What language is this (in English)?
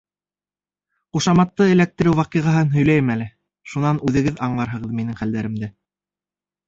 Bashkir